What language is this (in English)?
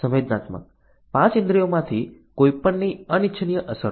Gujarati